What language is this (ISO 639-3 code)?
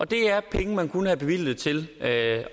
dan